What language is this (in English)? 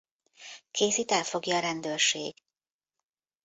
Hungarian